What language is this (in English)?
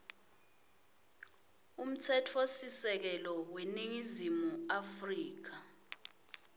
Swati